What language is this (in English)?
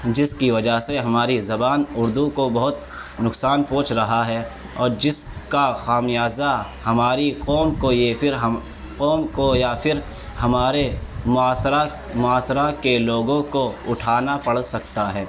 Urdu